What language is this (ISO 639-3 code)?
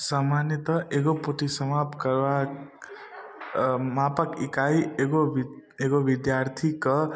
mai